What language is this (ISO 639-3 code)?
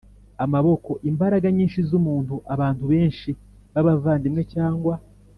kin